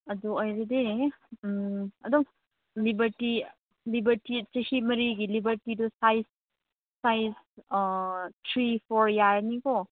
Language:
Manipuri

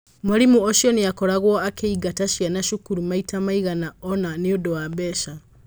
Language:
Kikuyu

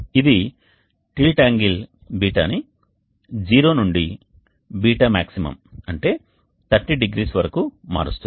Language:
Telugu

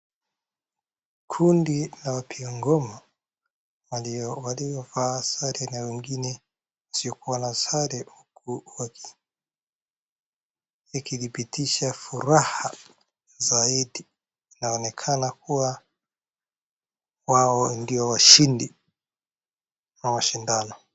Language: Swahili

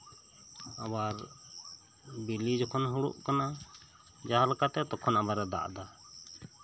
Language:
Santali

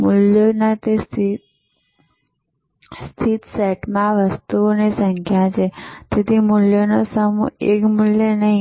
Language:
Gujarati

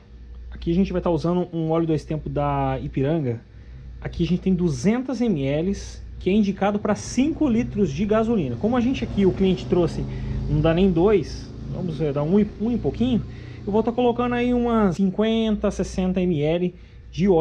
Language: Portuguese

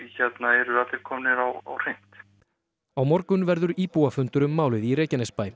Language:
Icelandic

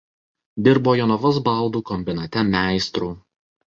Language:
Lithuanian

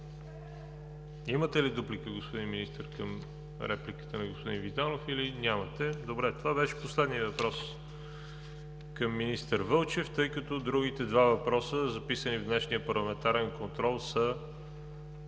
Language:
Bulgarian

